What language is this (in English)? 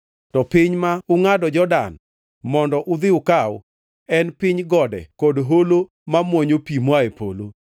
Luo (Kenya and Tanzania)